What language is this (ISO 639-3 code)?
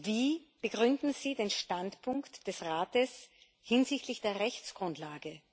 deu